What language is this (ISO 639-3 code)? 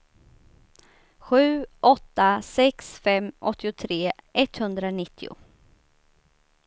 swe